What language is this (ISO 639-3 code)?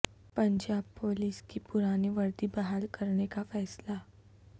urd